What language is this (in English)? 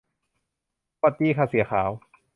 Thai